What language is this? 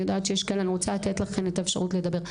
Hebrew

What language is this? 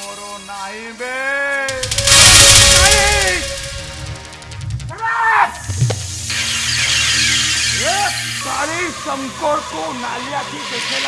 Odia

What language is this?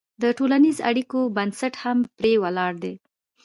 Pashto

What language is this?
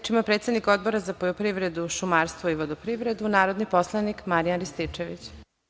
Serbian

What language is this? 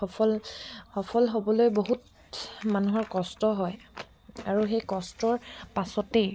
Assamese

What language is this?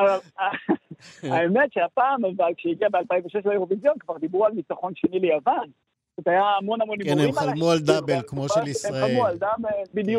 Hebrew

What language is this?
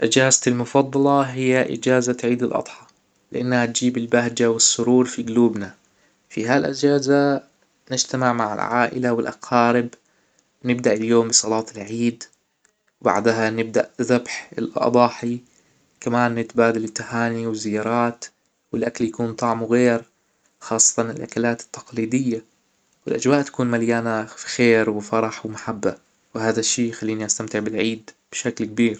Hijazi Arabic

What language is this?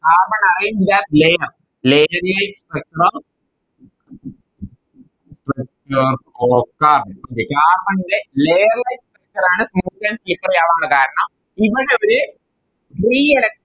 Malayalam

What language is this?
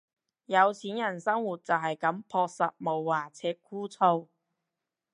Cantonese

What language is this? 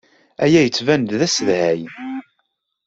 Kabyle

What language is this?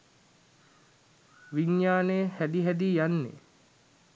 Sinhala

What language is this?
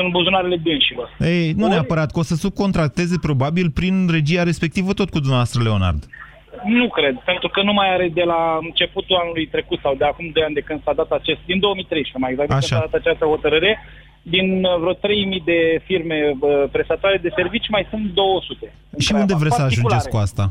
Romanian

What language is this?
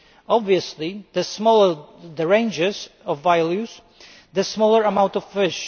English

